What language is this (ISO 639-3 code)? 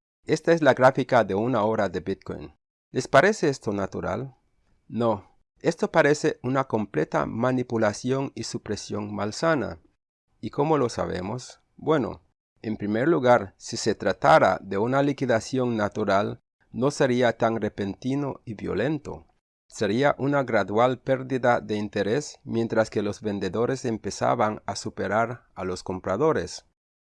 spa